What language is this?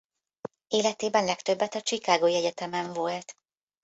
Hungarian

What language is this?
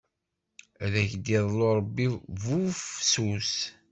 Kabyle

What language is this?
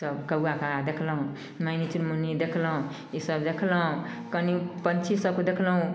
Maithili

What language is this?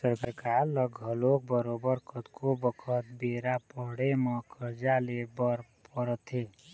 Chhattisgarhi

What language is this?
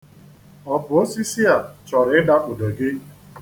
Igbo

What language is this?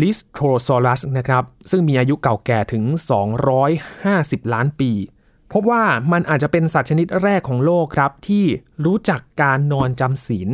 Thai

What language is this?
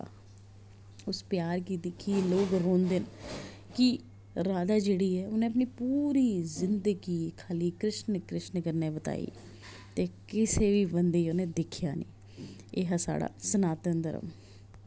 Dogri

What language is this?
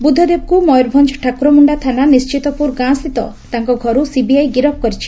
Odia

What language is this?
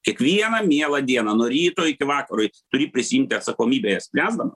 Lithuanian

